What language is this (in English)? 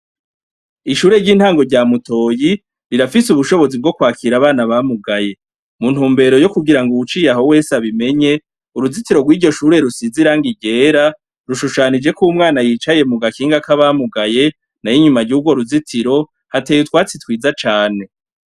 Rundi